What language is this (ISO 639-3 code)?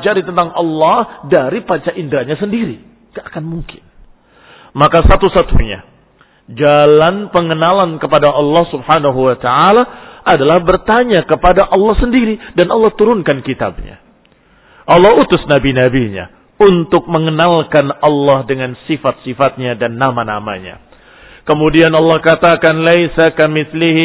ind